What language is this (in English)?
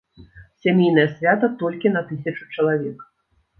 Belarusian